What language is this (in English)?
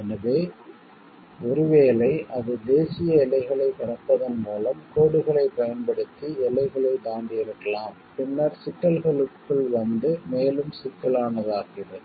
Tamil